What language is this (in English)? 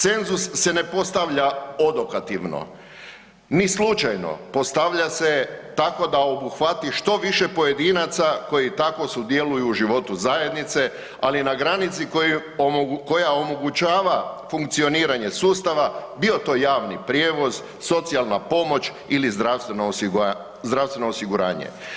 Croatian